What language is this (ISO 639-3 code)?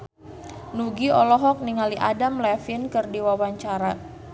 sun